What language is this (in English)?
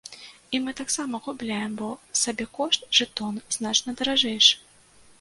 Belarusian